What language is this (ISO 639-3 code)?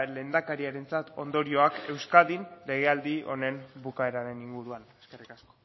eus